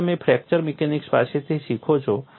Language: Gujarati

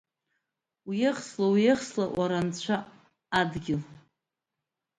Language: Abkhazian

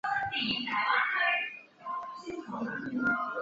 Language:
Chinese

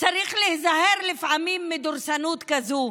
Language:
Hebrew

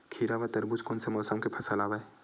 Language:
Chhattisgarhi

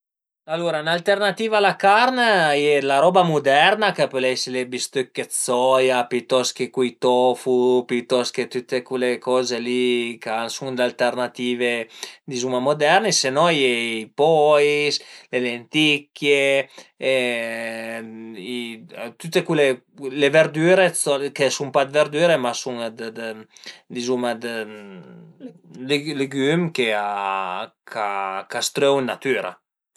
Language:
Piedmontese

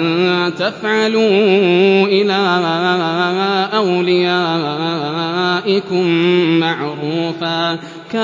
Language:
Arabic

